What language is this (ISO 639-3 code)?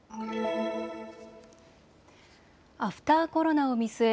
jpn